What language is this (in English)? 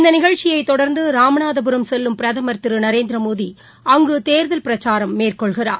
Tamil